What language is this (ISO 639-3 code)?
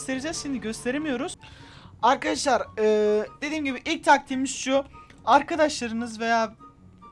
tur